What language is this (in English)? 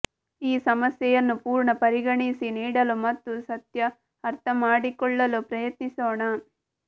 Kannada